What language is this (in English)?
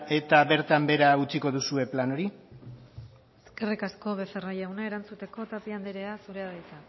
Basque